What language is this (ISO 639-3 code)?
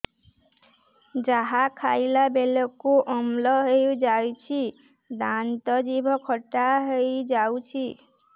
ori